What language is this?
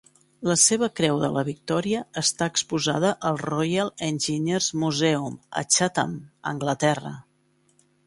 Catalan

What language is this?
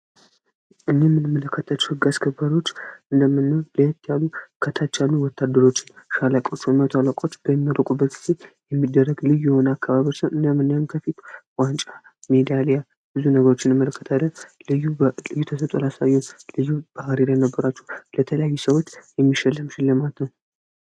Amharic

